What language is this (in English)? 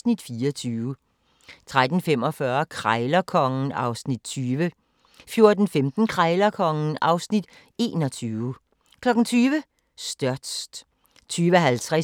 Danish